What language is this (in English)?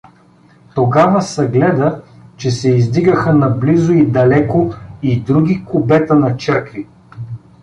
Bulgarian